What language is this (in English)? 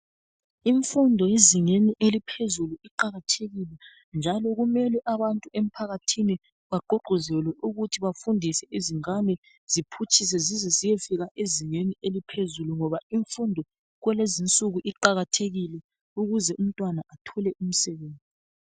North Ndebele